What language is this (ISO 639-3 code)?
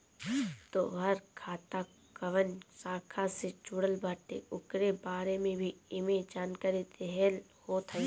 bho